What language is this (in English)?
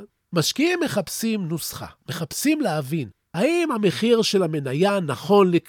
Hebrew